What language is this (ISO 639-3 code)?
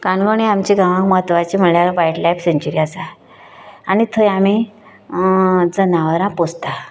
kok